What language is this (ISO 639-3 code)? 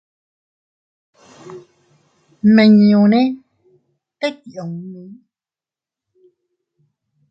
cut